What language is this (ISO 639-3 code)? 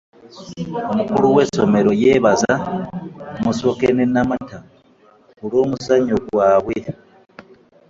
lug